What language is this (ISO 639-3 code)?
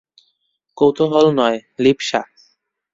ben